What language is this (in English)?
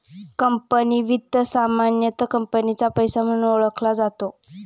Marathi